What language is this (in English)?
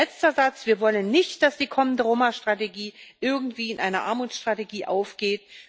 German